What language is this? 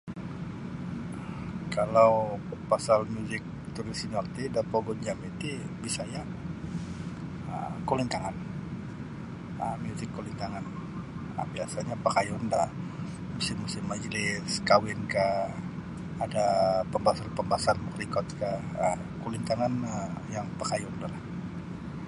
Sabah Bisaya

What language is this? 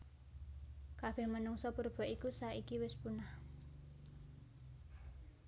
Javanese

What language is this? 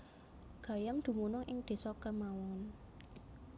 Javanese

